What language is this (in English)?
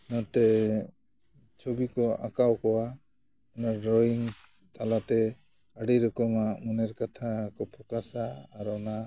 Santali